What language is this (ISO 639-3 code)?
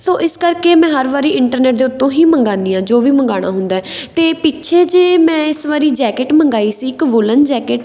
pan